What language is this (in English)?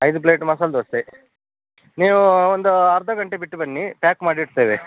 Kannada